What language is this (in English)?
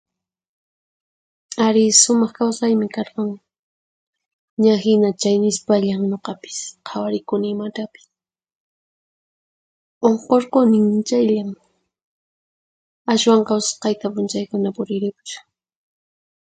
Puno Quechua